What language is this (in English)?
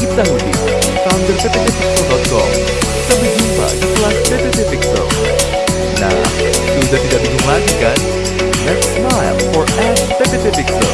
Indonesian